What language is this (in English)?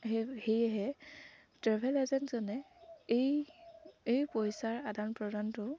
Assamese